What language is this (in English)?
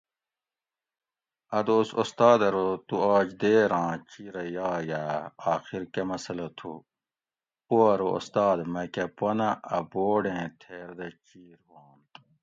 Gawri